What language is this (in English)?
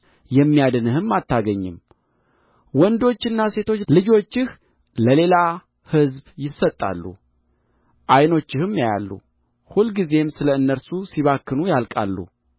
Amharic